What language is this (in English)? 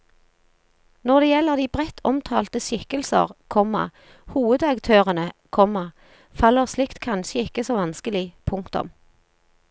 Norwegian